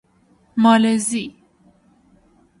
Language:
Persian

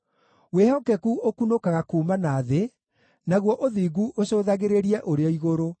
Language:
Kikuyu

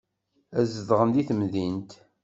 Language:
Kabyle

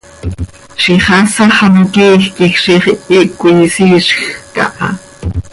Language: Seri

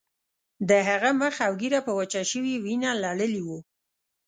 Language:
Pashto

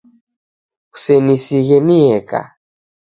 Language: Taita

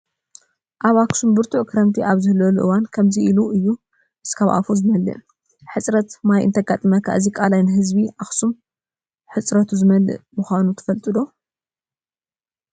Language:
Tigrinya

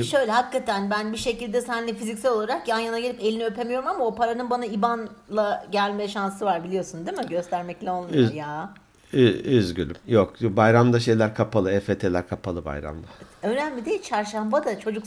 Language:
Turkish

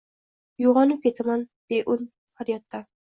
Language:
Uzbek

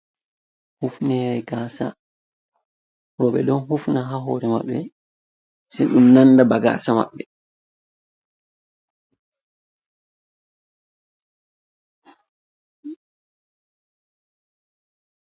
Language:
Fula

